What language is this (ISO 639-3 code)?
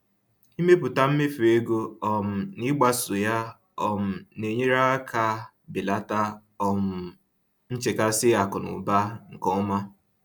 ibo